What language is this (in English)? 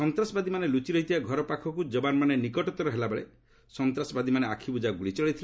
Odia